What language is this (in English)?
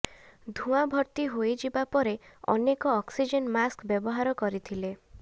Odia